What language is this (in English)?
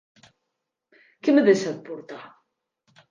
Occitan